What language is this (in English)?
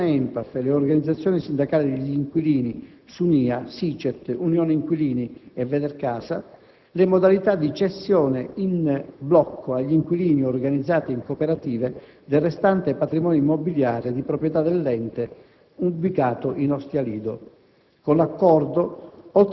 Italian